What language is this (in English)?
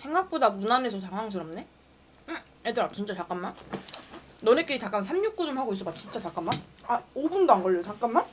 Korean